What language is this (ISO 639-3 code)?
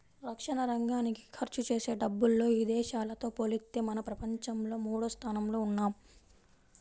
tel